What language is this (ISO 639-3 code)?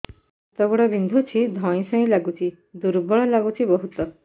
ori